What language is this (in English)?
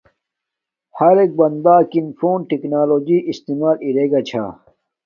Domaaki